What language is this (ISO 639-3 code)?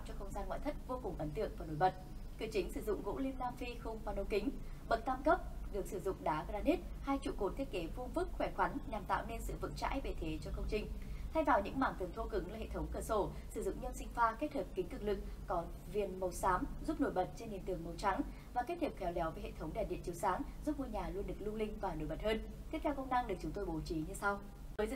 vie